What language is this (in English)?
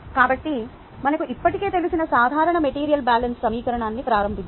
Telugu